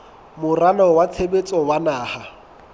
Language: Southern Sotho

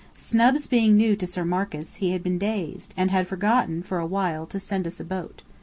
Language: English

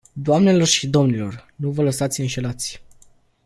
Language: Romanian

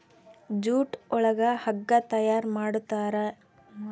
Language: Kannada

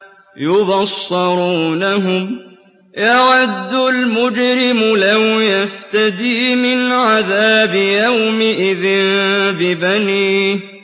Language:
Arabic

